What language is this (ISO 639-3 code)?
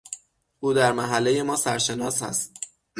fas